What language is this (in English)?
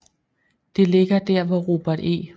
Danish